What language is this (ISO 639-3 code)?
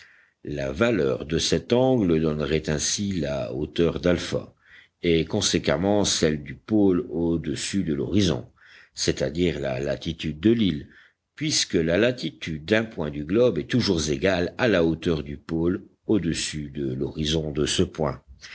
fra